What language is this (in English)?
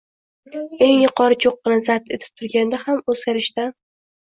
Uzbek